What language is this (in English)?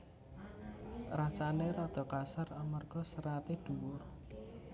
Javanese